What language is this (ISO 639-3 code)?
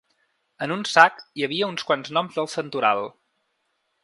cat